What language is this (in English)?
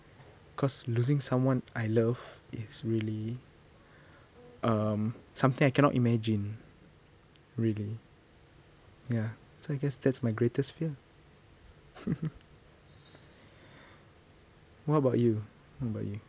English